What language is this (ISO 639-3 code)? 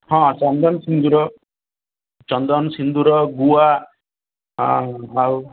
ori